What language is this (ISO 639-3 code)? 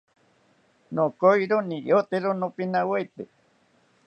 cpy